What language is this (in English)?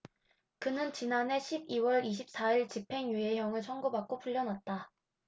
Korean